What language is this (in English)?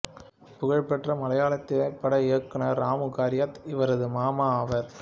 Tamil